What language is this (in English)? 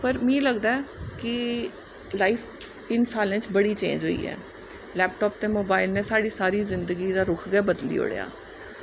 Dogri